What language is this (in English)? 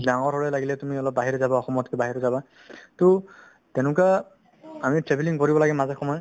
Assamese